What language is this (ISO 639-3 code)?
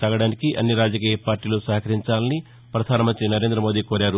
tel